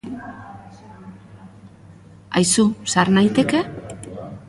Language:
Basque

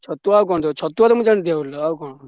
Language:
Odia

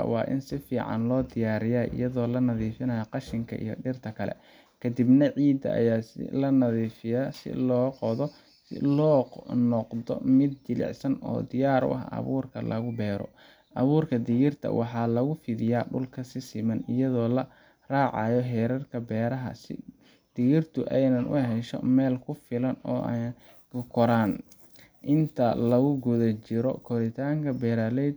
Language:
Somali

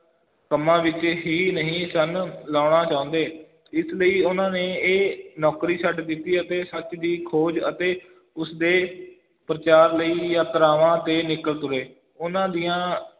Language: Punjabi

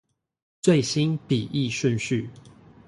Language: Chinese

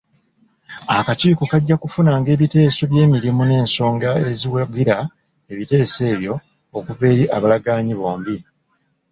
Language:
Ganda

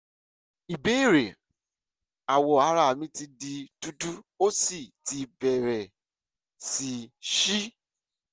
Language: Yoruba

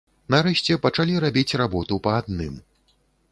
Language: Belarusian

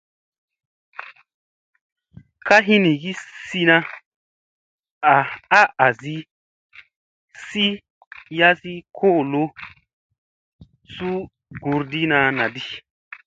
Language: Musey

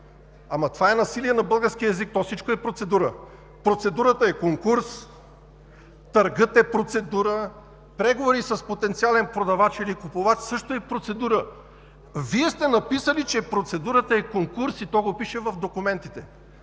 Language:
Bulgarian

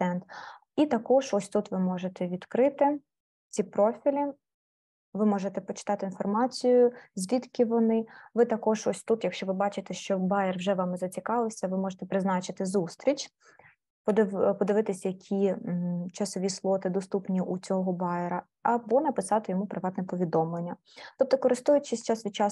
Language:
Ukrainian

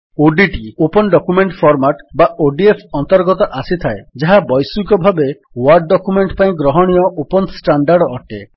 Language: Odia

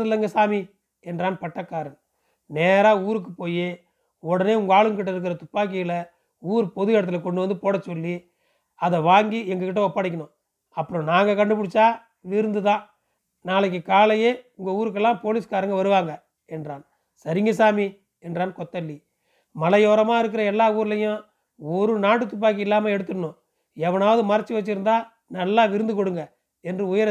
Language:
Tamil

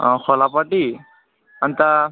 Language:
Nepali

